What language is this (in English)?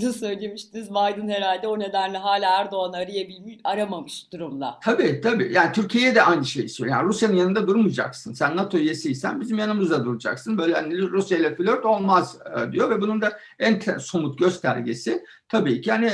Turkish